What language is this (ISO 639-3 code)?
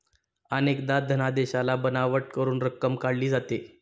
mar